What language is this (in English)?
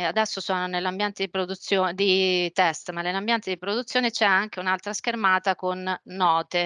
Italian